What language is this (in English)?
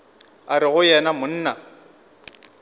Northern Sotho